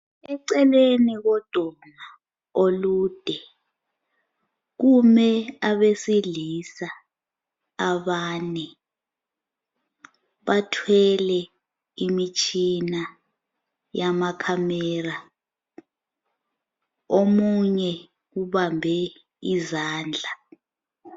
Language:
North Ndebele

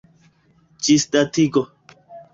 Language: Esperanto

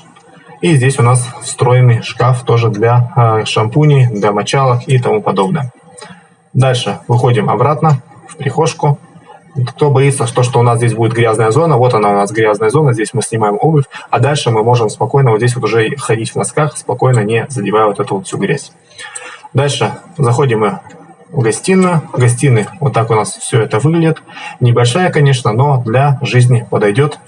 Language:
Russian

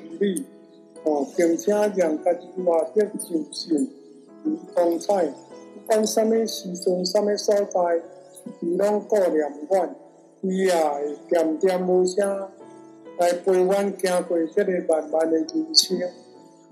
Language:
Chinese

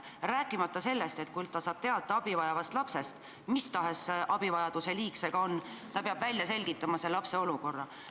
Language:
Estonian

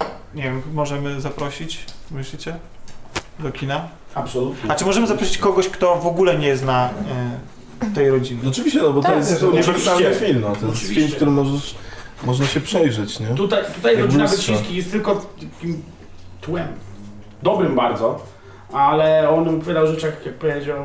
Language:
Polish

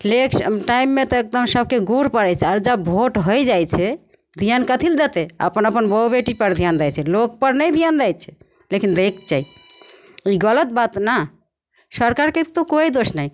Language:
Maithili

